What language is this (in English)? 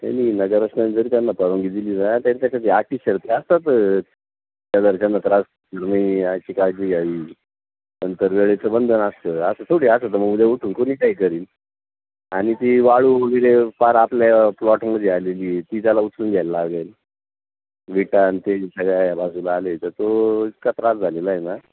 Marathi